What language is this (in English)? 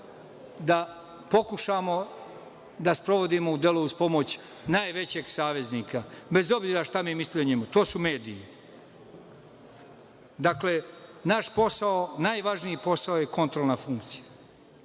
Serbian